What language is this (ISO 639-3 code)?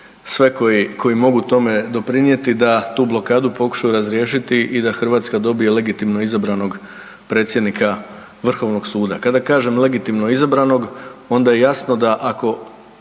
hrv